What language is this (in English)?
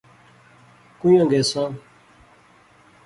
Pahari-Potwari